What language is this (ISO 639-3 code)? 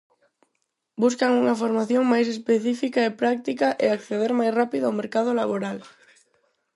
glg